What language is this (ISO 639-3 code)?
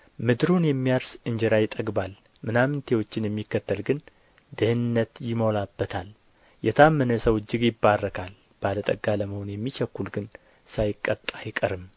amh